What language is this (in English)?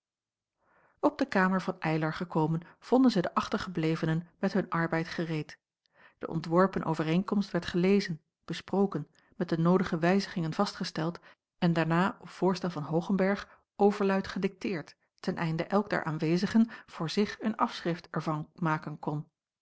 Dutch